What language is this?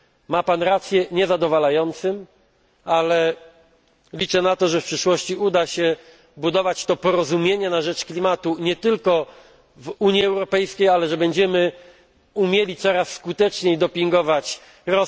Polish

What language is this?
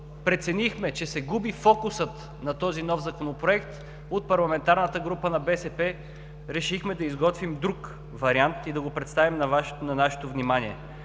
Bulgarian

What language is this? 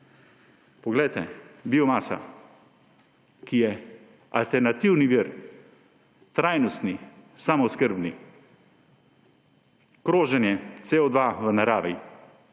Slovenian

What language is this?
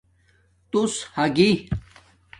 Domaaki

